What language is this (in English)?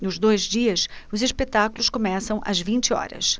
Portuguese